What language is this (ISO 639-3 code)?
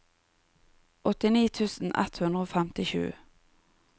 nor